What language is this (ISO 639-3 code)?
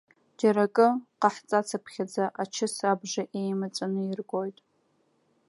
abk